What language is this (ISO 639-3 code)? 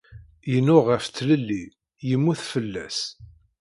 kab